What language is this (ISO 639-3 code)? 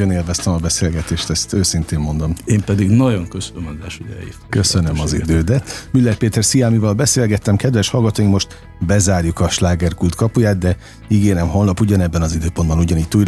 hun